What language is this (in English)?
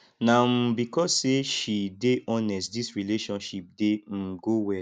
Nigerian Pidgin